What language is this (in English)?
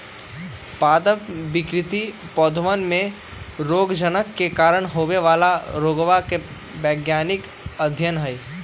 Magahi